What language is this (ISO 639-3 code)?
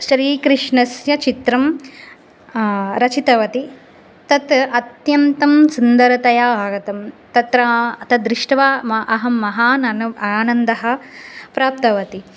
san